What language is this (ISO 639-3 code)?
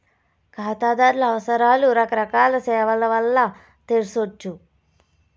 tel